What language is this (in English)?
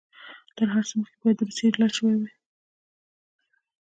Pashto